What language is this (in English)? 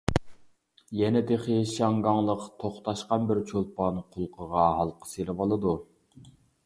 Uyghur